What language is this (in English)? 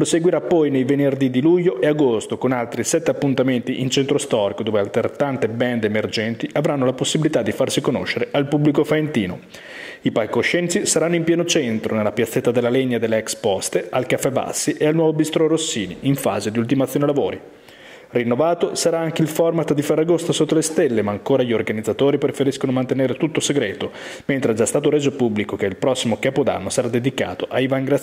Italian